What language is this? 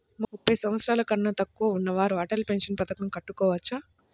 Telugu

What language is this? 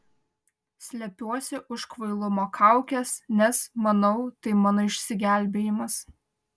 Lithuanian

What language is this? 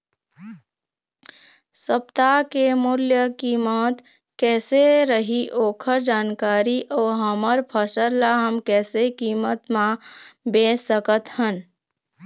Chhattisgarhi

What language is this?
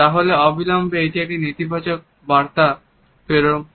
Bangla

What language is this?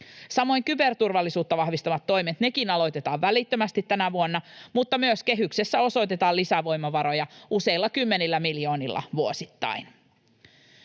Finnish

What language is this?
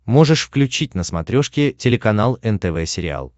Russian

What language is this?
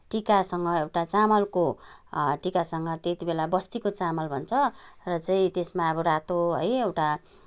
Nepali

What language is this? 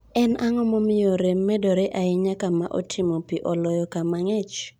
Luo (Kenya and Tanzania)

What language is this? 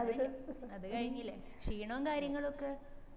Malayalam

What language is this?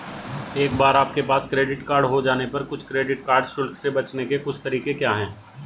Hindi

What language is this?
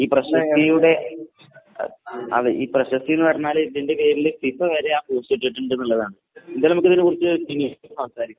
Malayalam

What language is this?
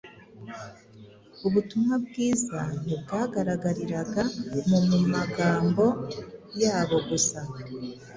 Kinyarwanda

